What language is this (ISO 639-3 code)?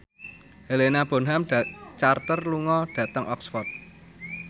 jav